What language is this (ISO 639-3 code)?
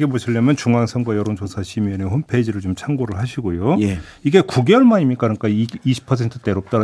kor